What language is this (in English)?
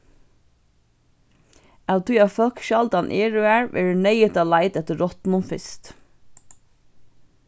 Faroese